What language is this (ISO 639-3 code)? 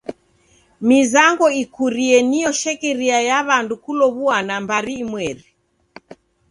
dav